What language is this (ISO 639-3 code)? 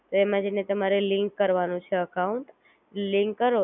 guj